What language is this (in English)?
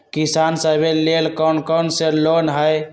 Magahi